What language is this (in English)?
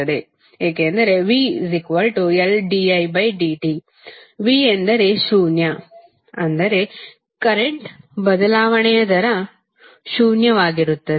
Kannada